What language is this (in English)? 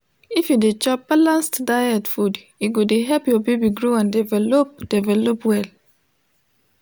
Nigerian Pidgin